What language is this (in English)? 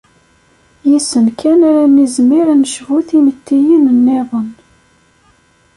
Kabyle